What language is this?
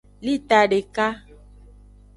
Aja (Benin)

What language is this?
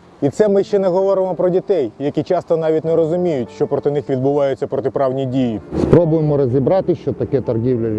Ukrainian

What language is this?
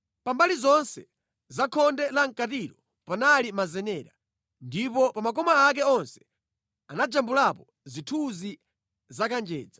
Nyanja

